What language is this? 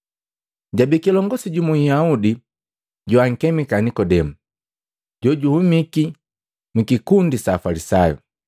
Matengo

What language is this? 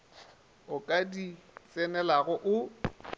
Northern Sotho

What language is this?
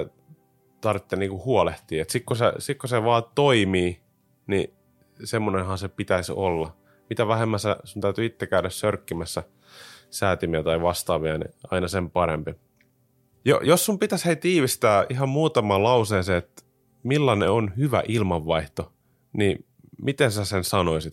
Finnish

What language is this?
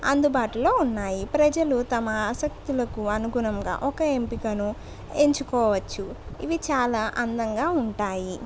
Telugu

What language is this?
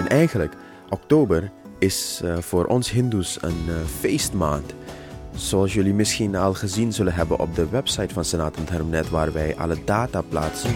Dutch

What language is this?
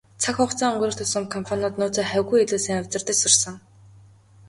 Mongolian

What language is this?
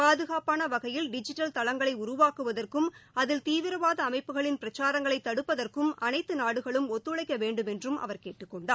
Tamil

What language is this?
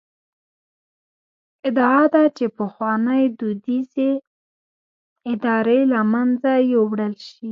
Pashto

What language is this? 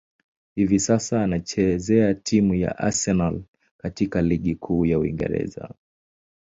Swahili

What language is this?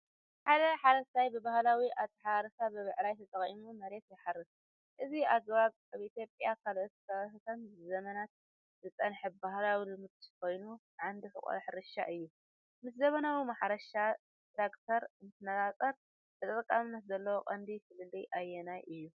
Tigrinya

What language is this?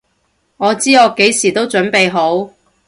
Cantonese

